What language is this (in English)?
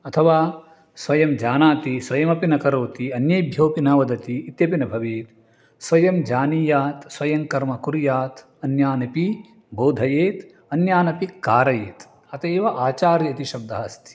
Sanskrit